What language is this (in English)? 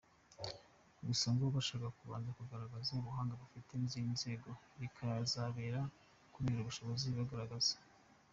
Kinyarwanda